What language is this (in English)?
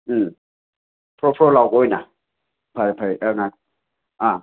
Manipuri